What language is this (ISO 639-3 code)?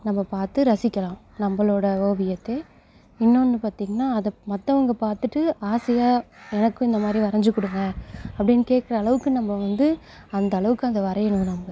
tam